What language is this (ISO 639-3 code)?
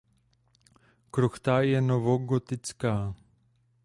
ces